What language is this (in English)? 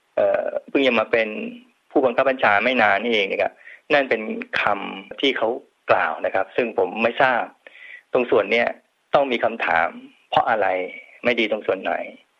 Thai